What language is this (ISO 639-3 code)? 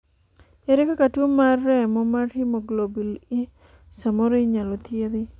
luo